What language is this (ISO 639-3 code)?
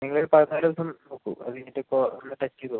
mal